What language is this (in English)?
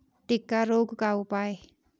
Hindi